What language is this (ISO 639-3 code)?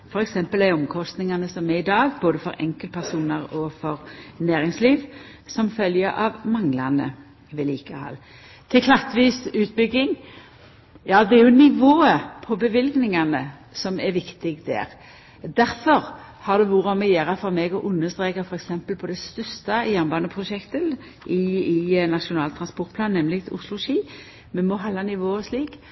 nno